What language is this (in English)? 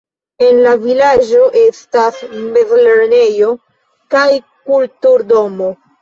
Esperanto